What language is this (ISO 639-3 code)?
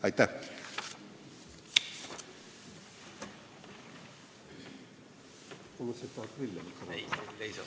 est